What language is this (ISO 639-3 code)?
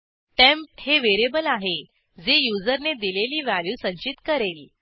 mar